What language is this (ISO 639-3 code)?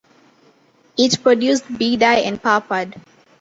eng